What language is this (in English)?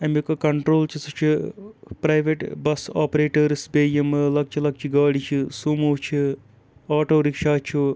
Kashmiri